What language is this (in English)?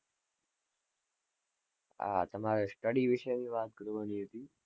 Gujarati